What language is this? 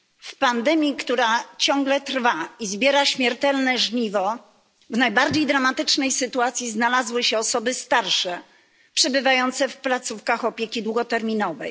Polish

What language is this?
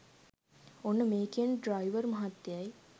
Sinhala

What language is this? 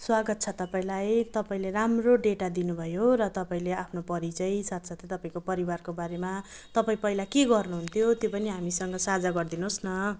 Nepali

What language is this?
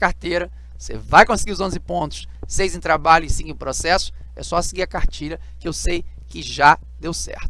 Portuguese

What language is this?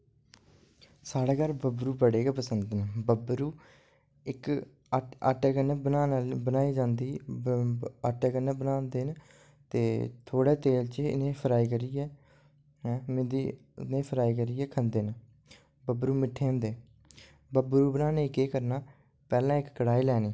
Dogri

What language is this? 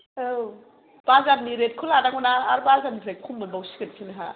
Bodo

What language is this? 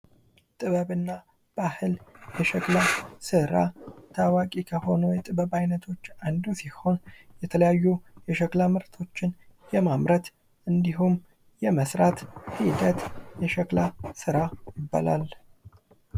Amharic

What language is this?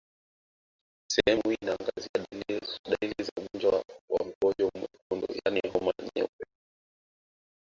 Swahili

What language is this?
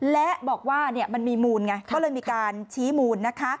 Thai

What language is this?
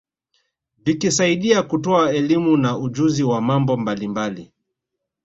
Swahili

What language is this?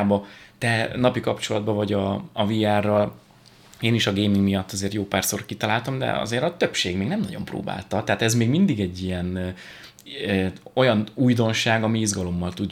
Hungarian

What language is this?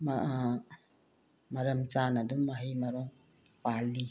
Manipuri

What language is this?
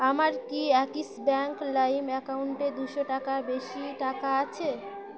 Bangla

